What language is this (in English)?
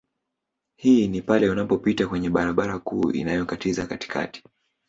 Swahili